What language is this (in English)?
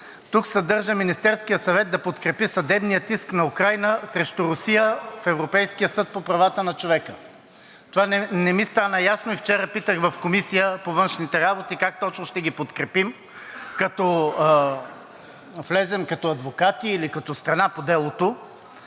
Bulgarian